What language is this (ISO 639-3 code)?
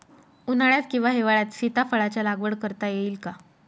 mar